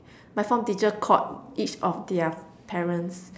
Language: English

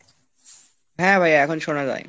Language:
Bangla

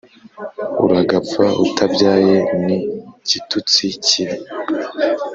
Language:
Kinyarwanda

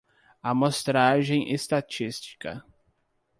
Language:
Portuguese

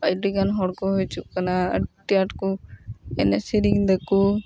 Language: Santali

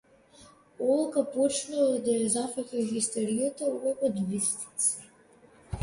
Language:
Macedonian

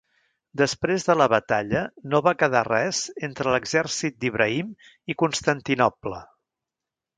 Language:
Catalan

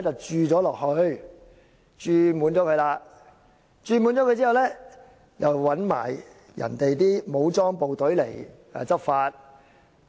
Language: Cantonese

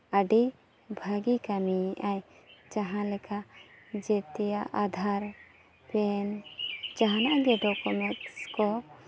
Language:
Santali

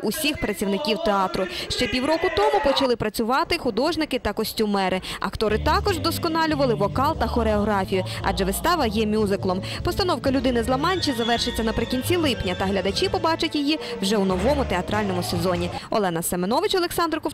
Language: Ukrainian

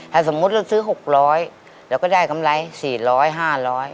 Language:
Thai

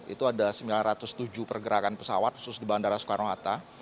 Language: Indonesian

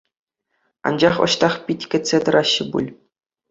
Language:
Chuvash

